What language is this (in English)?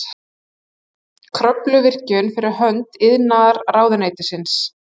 Icelandic